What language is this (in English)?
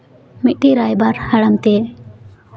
Santali